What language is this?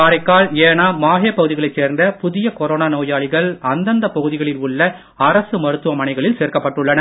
Tamil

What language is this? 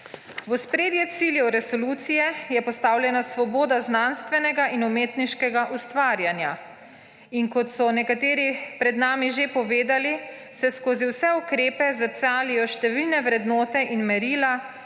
Slovenian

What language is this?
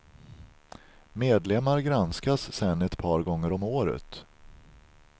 Swedish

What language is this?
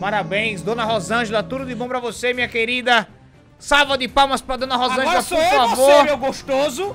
Portuguese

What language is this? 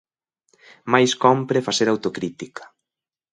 Galician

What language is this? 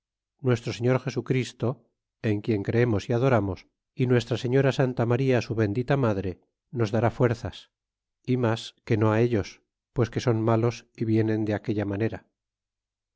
Spanish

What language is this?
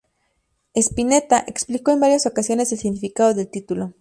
Spanish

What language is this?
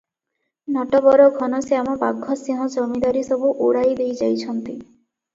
Odia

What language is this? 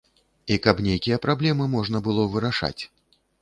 Belarusian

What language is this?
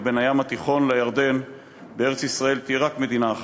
Hebrew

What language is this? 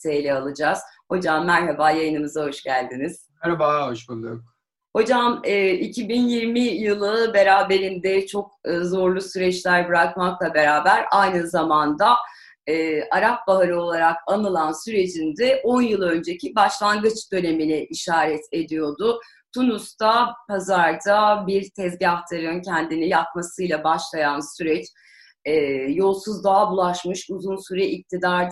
Turkish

